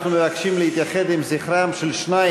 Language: Hebrew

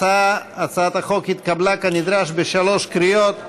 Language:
Hebrew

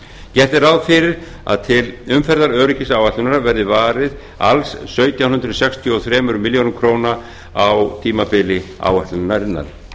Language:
Icelandic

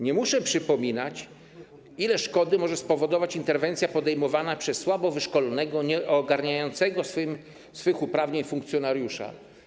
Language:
Polish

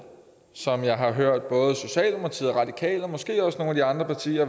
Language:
Danish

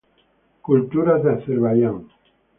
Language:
Spanish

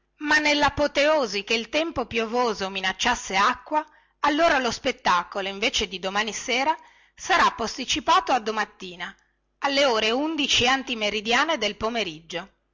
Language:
Italian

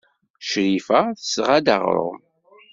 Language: Kabyle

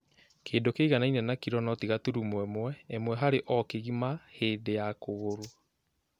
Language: Kikuyu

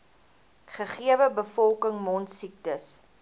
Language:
Afrikaans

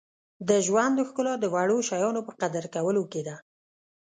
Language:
Pashto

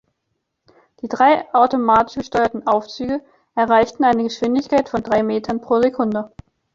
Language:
German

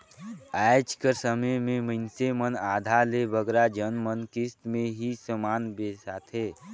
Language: Chhattisgarhi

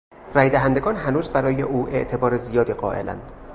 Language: Persian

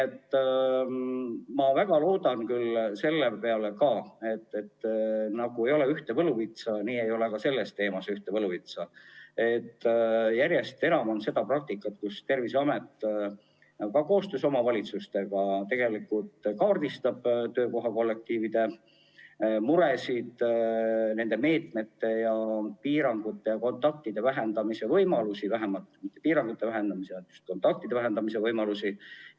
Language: Estonian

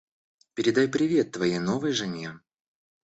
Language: Russian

